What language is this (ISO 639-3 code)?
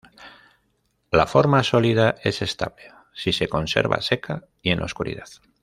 spa